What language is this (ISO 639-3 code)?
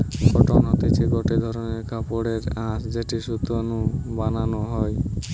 ben